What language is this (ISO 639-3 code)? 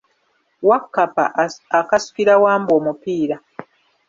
lug